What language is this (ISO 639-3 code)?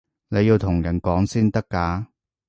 yue